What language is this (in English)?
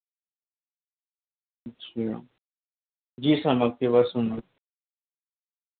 Urdu